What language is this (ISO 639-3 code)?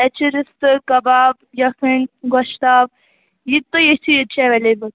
kas